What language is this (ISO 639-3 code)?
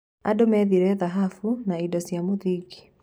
kik